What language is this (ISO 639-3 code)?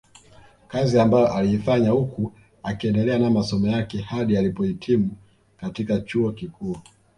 swa